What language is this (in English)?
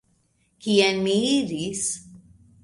Esperanto